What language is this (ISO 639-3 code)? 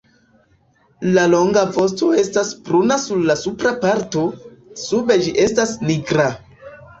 epo